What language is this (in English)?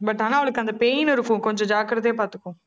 Tamil